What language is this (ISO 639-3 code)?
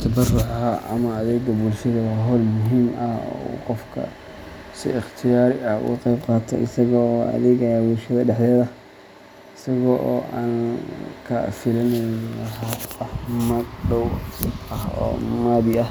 som